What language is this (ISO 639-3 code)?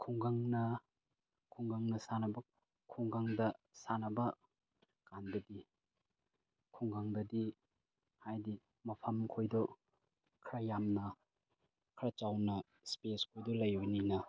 mni